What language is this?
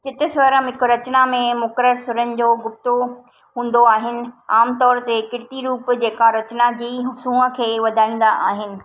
Sindhi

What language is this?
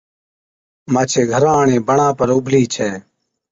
Od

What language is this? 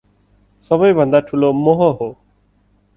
Nepali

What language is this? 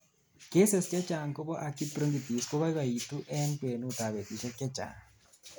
Kalenjin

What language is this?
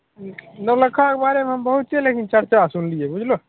Maithili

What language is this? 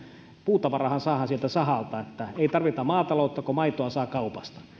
Finnish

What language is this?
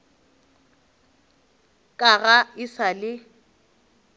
Northern Sotho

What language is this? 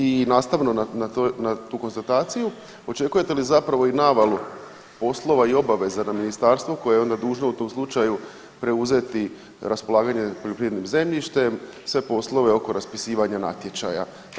Croatian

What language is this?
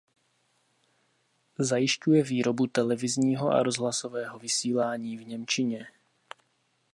Czech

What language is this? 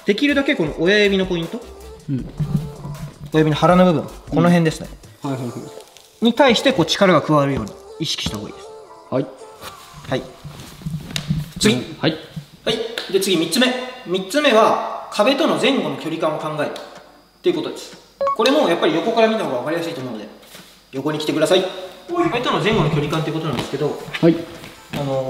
Japanese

